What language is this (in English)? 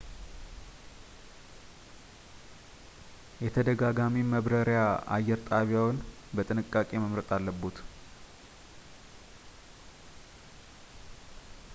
Amharic